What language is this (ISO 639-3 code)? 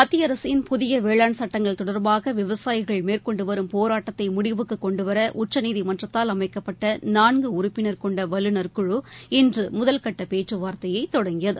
tam